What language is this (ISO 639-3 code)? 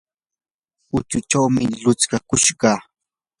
qur